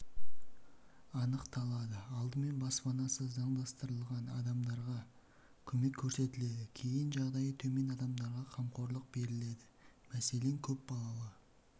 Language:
Kazakh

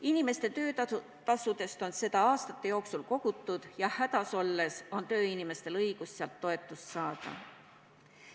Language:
Estonian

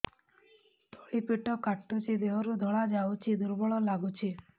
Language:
Odia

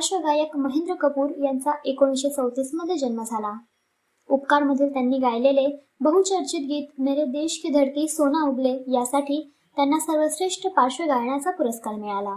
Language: Marathi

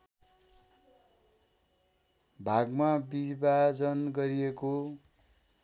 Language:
Nepali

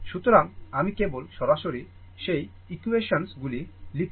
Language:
Bangla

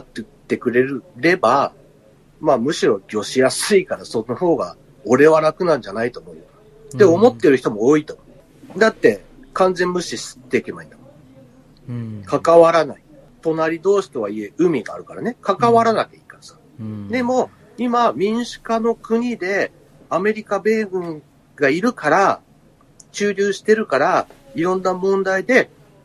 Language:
Japanese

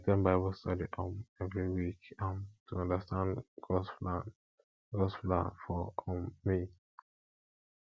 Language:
Nigerian Pidgin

